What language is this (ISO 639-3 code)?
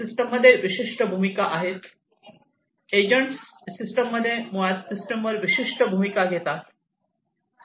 mar